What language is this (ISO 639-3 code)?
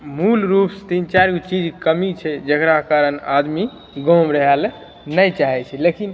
mai